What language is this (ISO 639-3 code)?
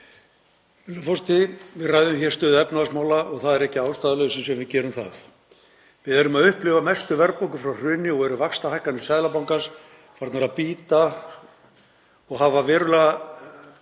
isl